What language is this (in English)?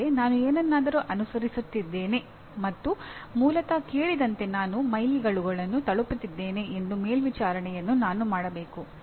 Kannada